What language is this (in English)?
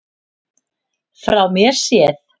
Icelandic